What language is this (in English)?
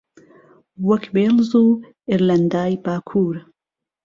Central Kurdish